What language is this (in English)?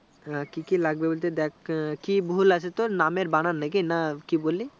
Bangla